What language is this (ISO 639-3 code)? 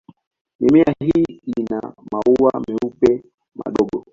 swa